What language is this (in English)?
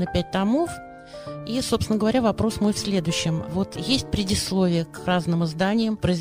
Russian